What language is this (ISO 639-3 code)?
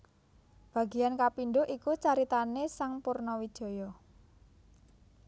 jav